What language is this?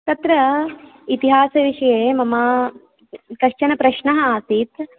Sanskrit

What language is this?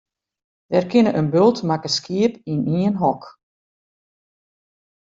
Western Frisian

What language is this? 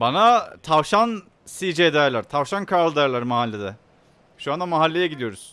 Turkish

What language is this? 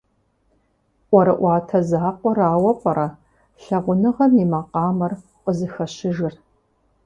Kabardian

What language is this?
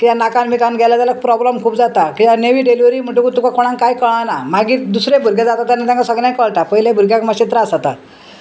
Konkani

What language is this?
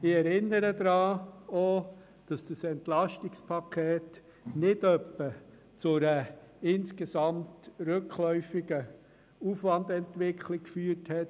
Swiss German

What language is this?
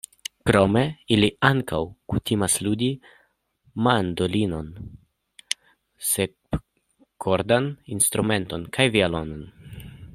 Esperanto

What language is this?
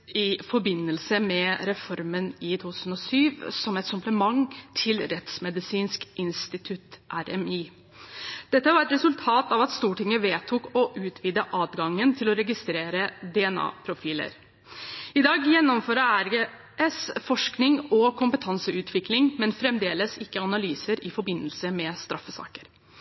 Norwegian Bokmål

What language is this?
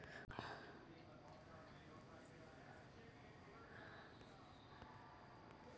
Kannada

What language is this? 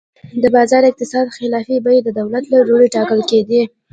Pashto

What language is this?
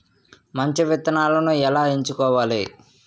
Telugu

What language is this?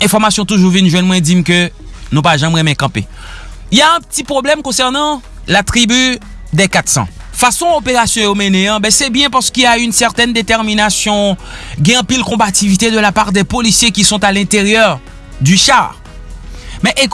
French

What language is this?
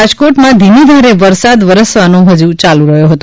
Gujarati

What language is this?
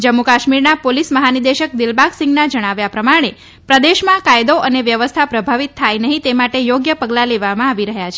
Gujarati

